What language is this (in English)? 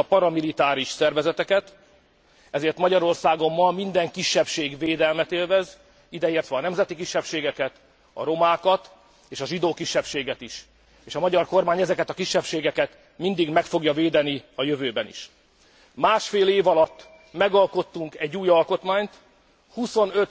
Hungarian